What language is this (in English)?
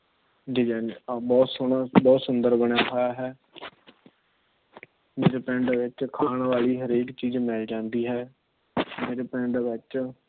Punjabi